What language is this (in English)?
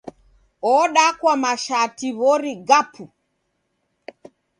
Taita